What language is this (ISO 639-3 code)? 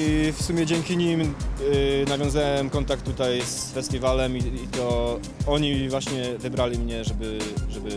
pol